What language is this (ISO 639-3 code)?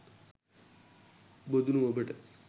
sin